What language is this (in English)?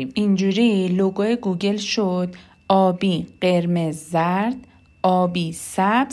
Persian